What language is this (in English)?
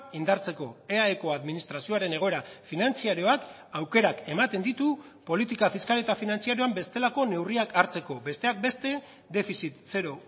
Basque